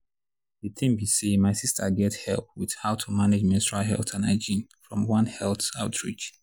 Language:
Nigerian Pidgin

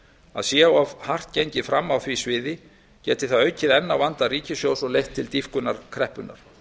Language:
Icelandic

